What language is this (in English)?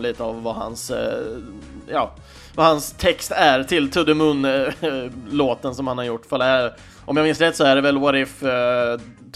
Swedish